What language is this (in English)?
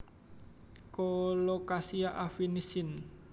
Javanese